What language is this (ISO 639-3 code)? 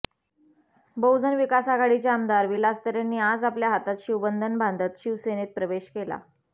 mar